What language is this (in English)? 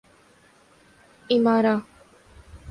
Urdu